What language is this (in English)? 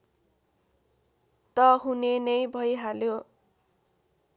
Nepali